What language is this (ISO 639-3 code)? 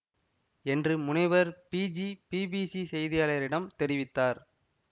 tam